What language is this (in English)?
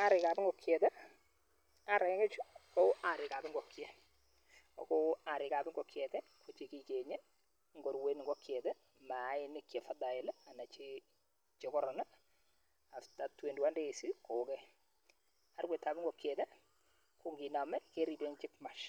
Kalenjin